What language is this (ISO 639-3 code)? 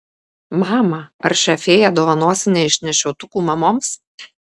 lit